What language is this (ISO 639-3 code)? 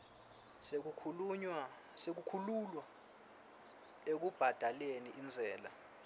ssw